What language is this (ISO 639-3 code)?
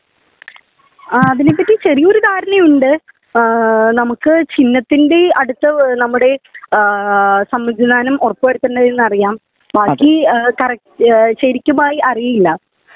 mal